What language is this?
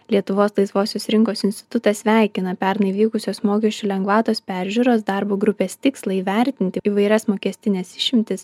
Lithuanian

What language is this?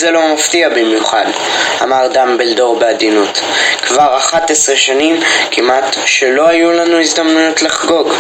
Hebrew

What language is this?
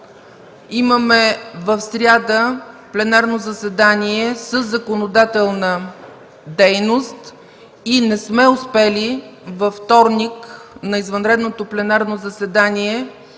Bulgarian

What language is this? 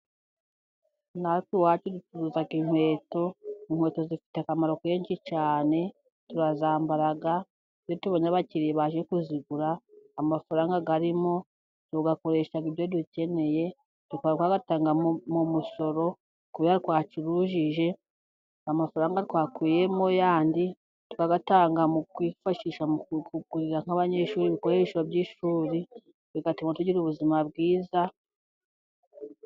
Kinyarwanda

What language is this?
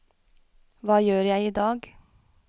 Norwegian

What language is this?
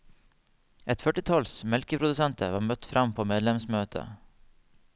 Norwegian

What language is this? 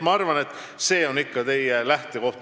Estonian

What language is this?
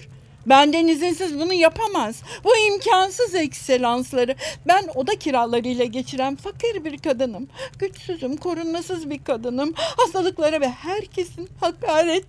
Turkish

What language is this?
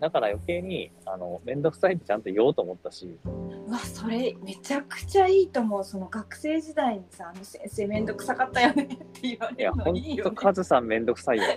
Japanese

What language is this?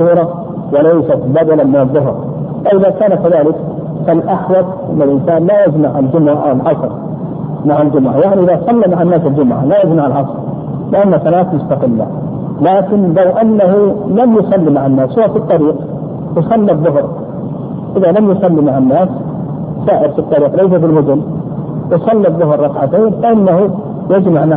Arabic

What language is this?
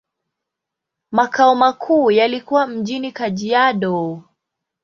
Swahili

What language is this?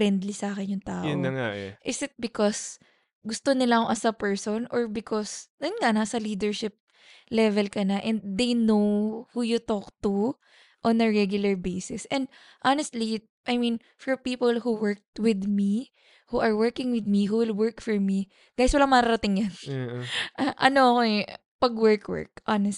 Filipino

